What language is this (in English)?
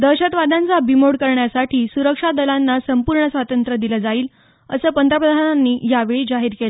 Marathi